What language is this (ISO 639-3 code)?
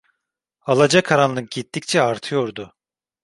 tur